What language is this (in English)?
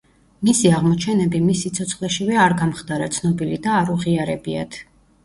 Georgian